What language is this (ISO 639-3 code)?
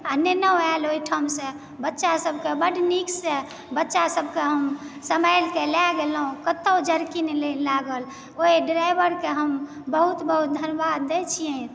mai